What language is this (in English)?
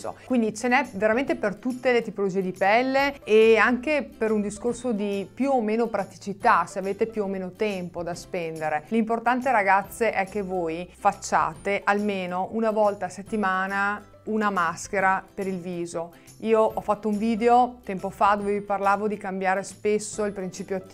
Italian